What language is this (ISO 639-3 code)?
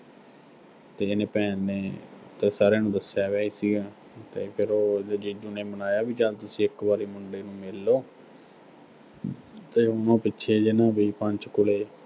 pan